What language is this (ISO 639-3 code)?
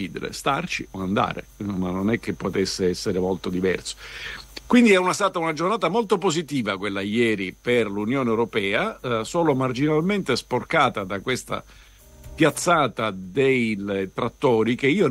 ita